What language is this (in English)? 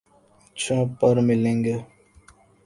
Urdu